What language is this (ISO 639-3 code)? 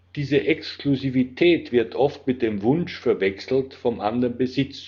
deu